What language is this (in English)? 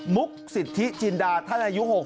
Thai